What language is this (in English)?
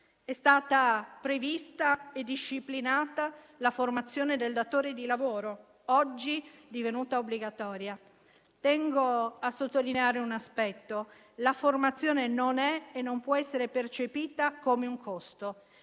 Italian